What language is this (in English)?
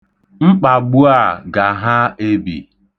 Igbo